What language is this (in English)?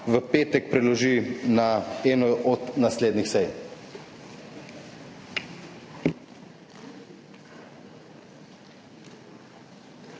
Slovenian